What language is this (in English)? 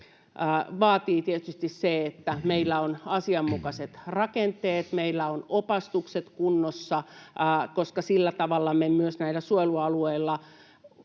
Finnish